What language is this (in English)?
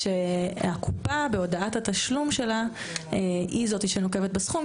Hebrew